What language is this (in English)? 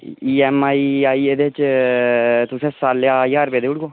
Dogri